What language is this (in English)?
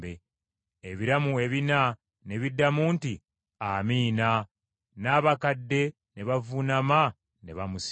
Ganda